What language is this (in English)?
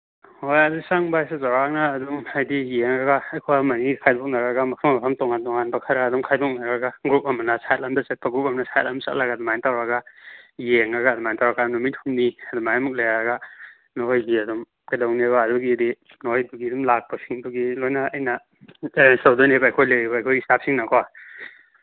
Manipuri